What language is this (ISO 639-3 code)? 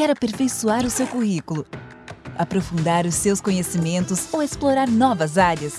por